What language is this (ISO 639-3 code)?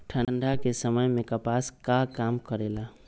mag